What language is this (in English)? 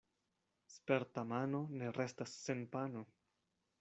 Esperanto